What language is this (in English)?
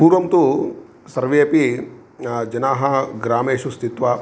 Sanskrit